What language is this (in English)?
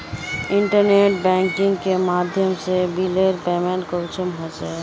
Magahi